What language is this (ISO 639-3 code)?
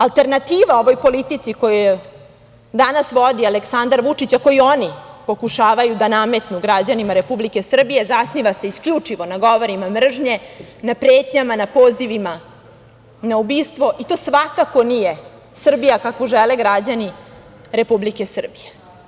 srp